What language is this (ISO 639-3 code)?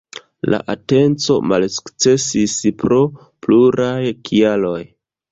epo